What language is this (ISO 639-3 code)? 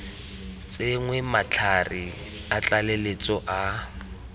tsn